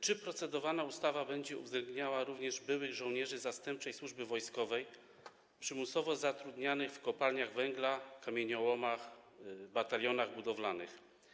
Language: Polish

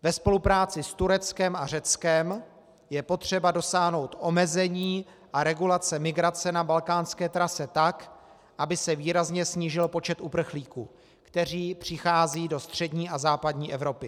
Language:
Czech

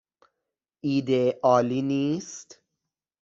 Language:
Persian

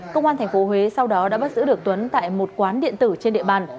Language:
Vietnamese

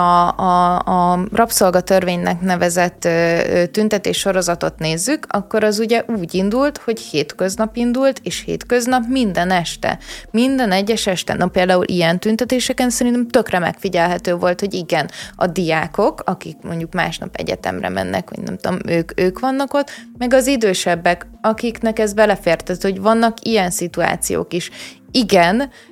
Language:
Hungarian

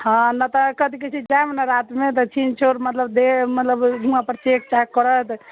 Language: Maithili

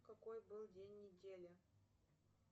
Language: Russian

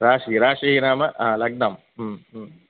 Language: Sanskrit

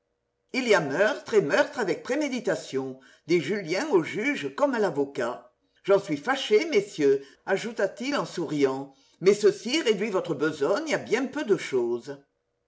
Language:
French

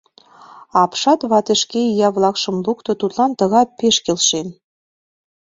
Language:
Mari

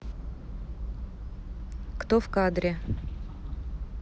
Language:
Russian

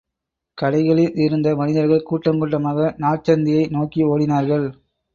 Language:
Tamil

